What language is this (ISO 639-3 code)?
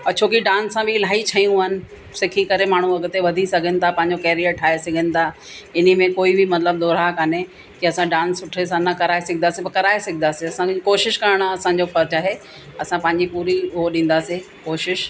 snd